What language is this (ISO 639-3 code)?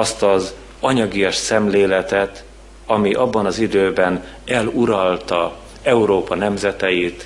hun